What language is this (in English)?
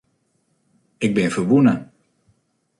Western Frisian